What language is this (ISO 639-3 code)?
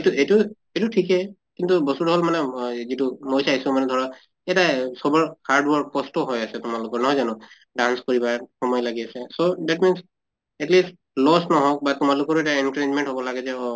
asm